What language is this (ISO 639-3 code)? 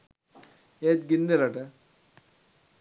sin